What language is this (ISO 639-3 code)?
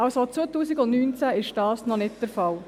gsw